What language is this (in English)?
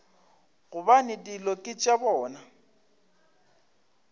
Northern Sotho